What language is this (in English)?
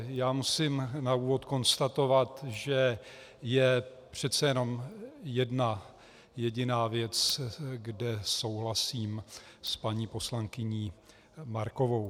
Czech